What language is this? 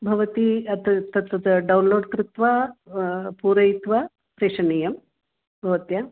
Sanskrit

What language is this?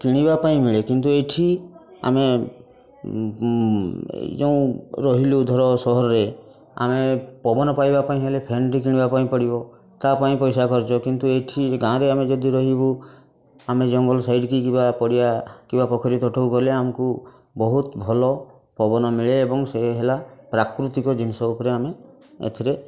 Odia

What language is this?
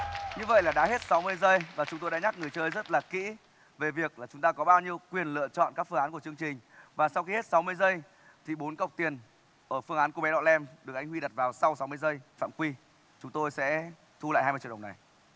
Vietnamese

